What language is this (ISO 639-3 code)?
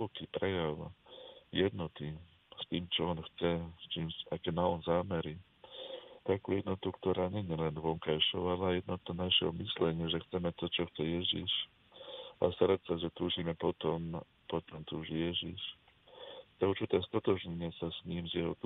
slk